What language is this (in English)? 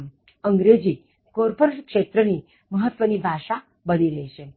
Gujarati